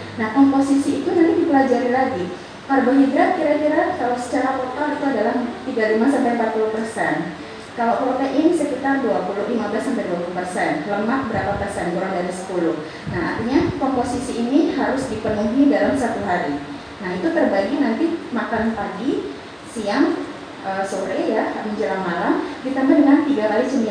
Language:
Indonesian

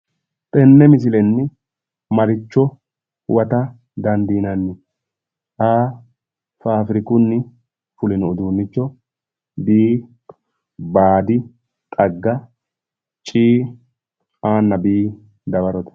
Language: Sidamo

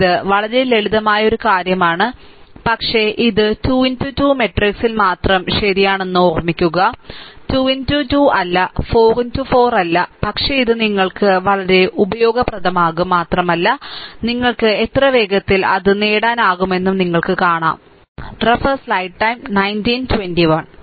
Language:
Malayalam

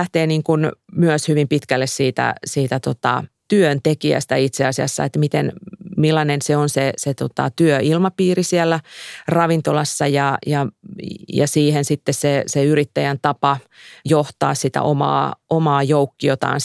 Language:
Finnish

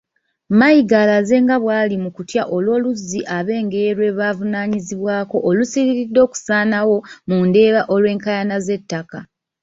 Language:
Ganda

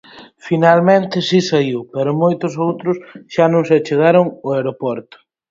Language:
Galician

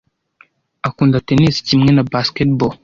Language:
Kinyarwanda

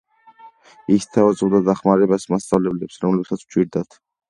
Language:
Georgian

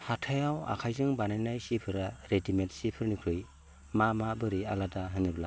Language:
Bodo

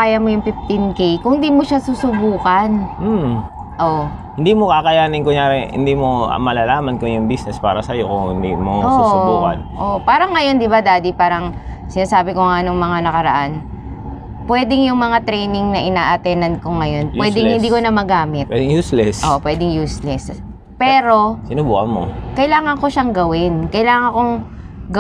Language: Filipino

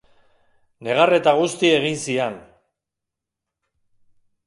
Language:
Basque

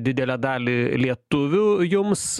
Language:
Lithuanian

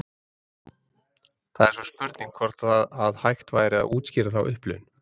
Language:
Icelandic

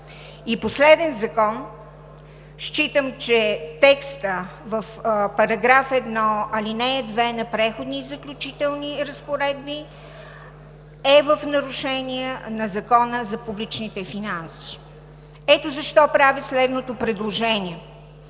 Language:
Bulgarian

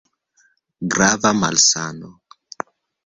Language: Esperanto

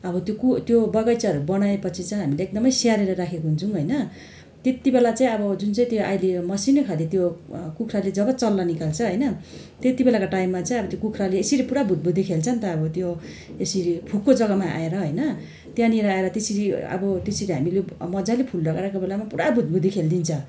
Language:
Nepali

